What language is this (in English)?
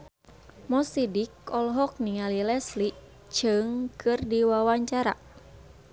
Sundanese